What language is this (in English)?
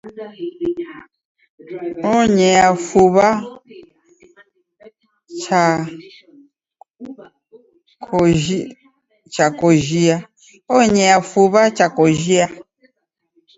Taita